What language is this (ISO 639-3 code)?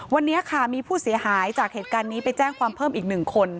tha